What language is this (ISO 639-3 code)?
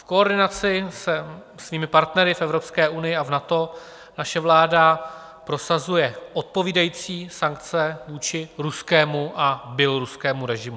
ces